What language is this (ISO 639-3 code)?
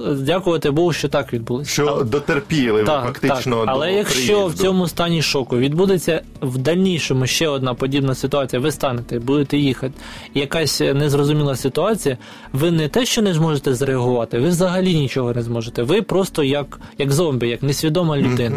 ukr